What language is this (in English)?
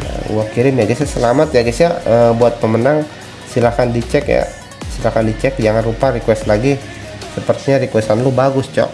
Indonesian